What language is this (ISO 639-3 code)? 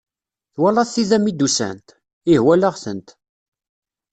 kab